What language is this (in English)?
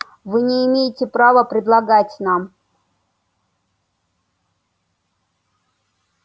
Russian